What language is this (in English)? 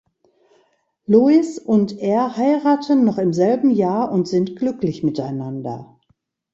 German